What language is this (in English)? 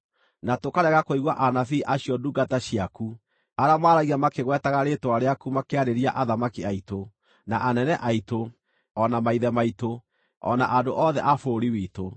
Kikuyu